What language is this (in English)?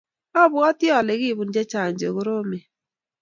Kalenjin